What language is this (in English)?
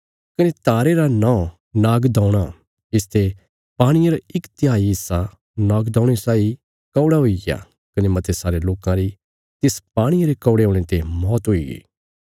Bilaspuri